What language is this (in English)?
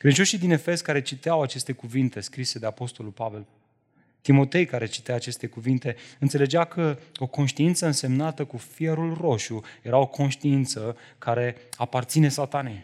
Romanian